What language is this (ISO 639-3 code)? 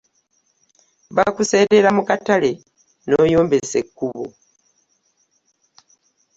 lug